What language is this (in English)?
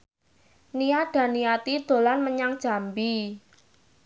Javanese